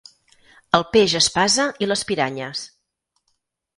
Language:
Catalan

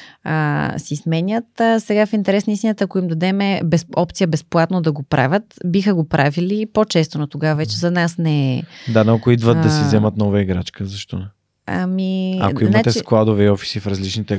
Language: Bulgarian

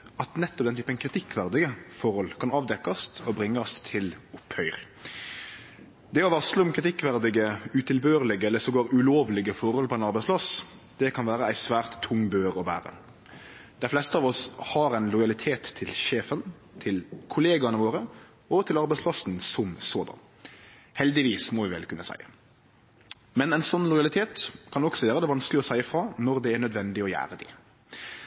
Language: Norwegian Nynorsk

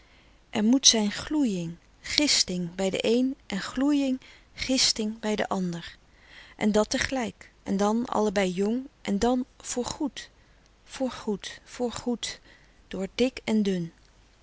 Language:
Dutch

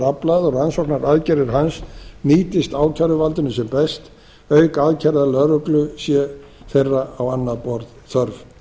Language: Icelandic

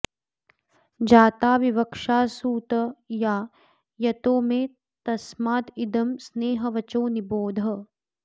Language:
Sanskrit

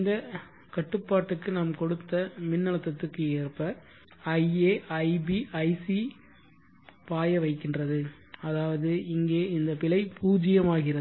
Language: Tamil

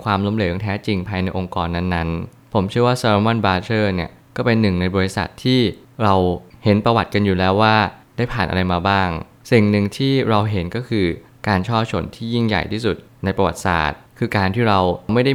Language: Thai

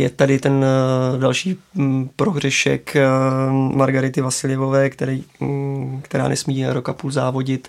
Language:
Czech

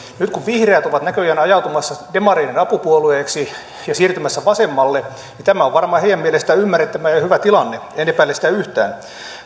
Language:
Finnish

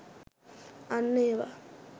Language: Sinhala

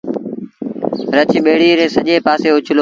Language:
Sindhi Bhil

